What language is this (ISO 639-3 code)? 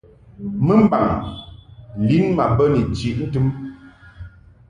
mhk